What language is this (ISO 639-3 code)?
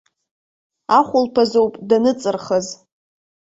abk